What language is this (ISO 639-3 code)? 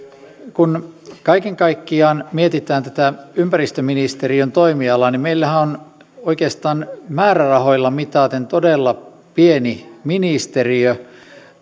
fin